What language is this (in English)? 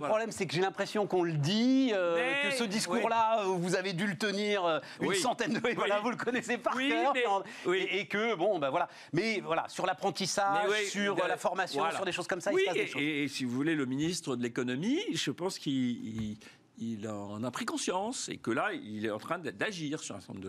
French